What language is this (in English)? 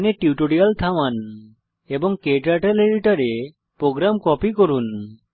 Bangla